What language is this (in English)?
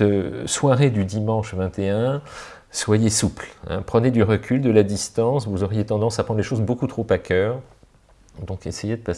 French